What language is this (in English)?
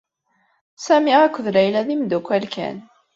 Kabyle